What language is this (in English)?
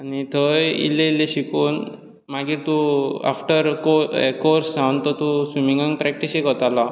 Konkani